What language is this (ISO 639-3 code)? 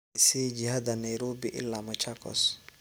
som